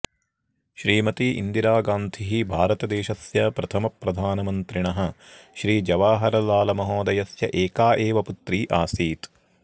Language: Sanskrit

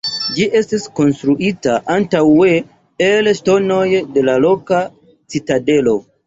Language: Esperanto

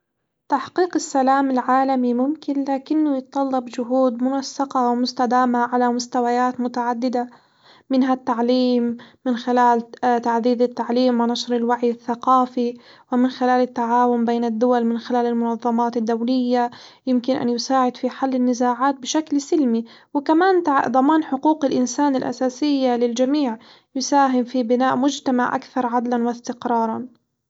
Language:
Hijazi Arabic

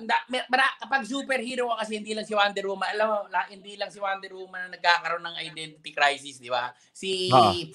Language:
Filipino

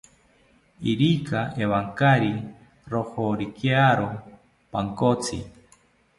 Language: South Ucayali Ashéninka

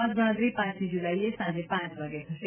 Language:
Gujarati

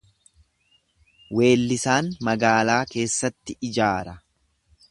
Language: Oromo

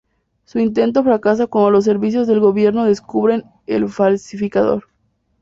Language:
Spanish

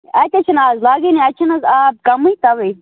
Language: Kashmiri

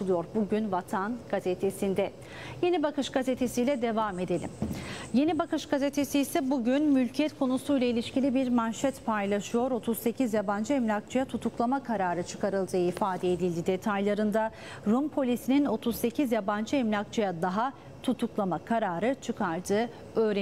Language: Turkish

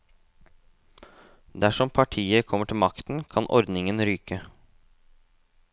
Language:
Norwegian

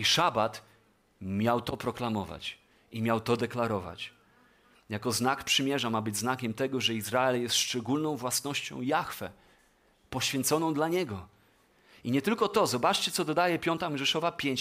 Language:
Polish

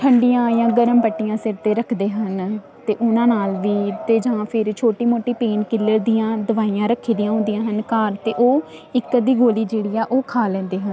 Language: Punjabi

